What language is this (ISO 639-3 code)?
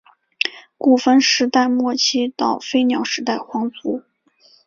zho